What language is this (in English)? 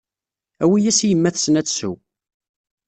Kabyle